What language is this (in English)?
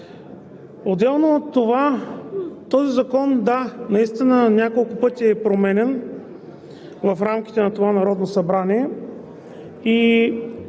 Bulgarian